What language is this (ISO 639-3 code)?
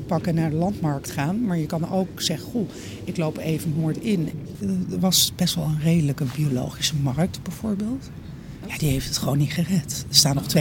nld